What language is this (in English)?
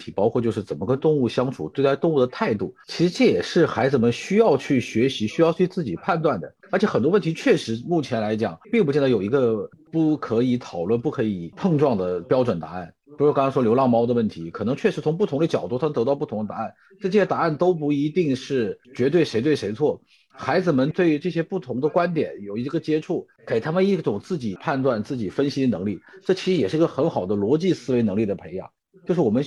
Chinese